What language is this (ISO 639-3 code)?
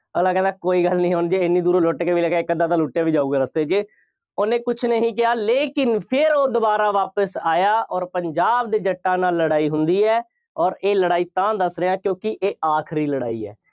pan